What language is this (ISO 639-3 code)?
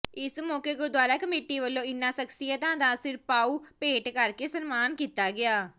pan